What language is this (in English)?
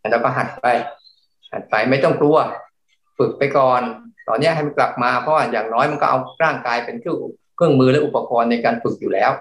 Thai